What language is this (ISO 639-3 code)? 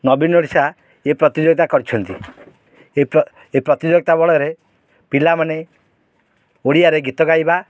ori